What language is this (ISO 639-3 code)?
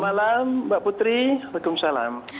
ind